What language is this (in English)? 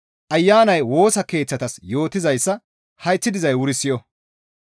Gamo